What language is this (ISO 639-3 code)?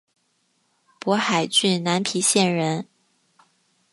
zho